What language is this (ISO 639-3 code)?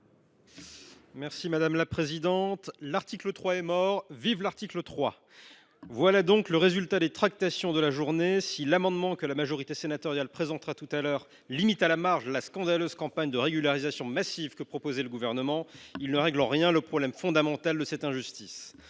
fra